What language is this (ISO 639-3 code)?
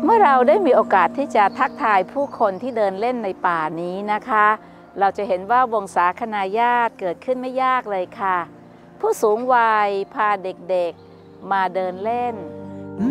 tha